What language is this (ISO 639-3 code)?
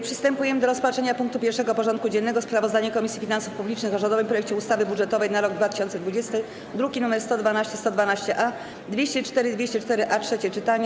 pol